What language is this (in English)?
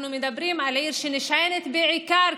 Hebrew